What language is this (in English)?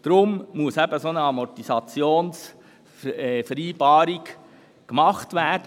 Swiss German